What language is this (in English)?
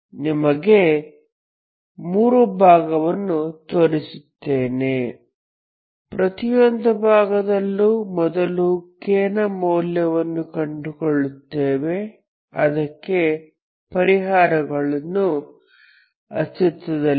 Kannada